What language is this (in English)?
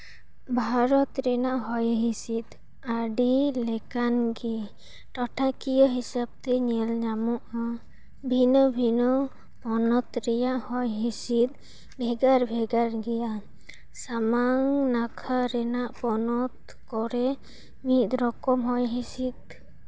Santali